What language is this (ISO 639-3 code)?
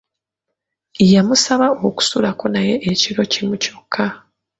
lug